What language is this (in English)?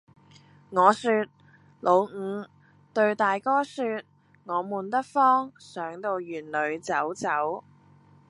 Cantonese